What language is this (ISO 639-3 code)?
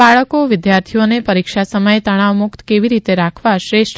guj